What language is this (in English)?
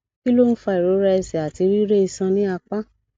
Yoruba